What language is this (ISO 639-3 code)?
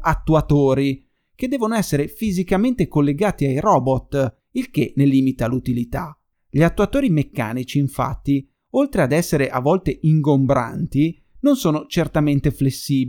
ita